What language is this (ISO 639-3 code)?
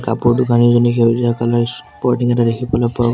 asm